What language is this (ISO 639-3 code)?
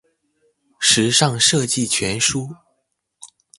zho